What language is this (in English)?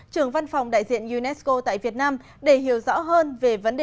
Vietnamese